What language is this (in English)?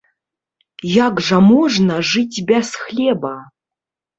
Belarusian